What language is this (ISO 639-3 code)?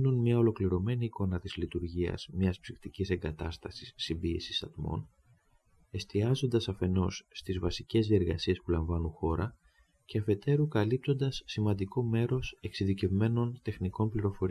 ell